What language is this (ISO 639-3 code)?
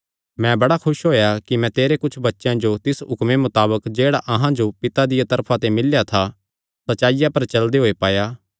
xnr